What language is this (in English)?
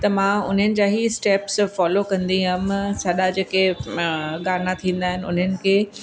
Sindhi